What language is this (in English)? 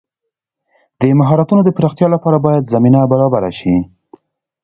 Pashto